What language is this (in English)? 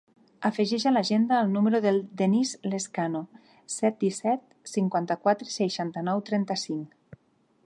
Catalan